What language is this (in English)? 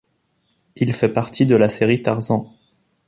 French